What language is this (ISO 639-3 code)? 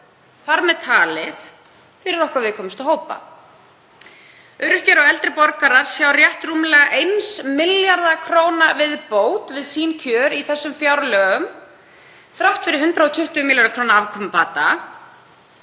isl